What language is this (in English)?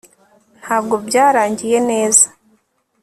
Kinyarwanda